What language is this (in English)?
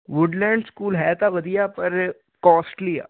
Punjabi